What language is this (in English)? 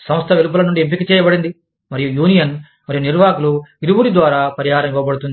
Telugu